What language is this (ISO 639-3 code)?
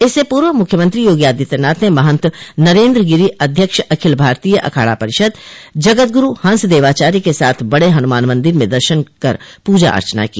hin